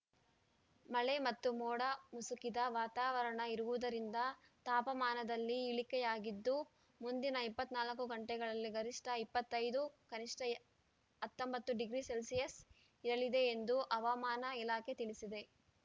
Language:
Kannada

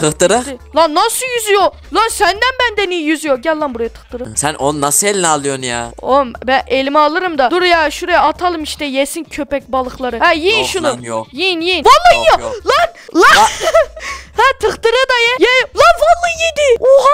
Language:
Turkish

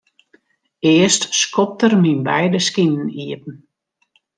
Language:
Western Frisian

